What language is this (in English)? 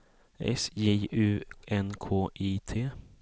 Swedish